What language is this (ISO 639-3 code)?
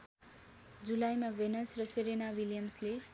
nep